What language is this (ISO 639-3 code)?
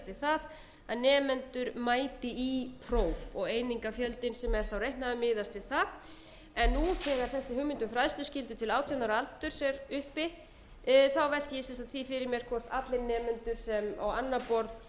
isl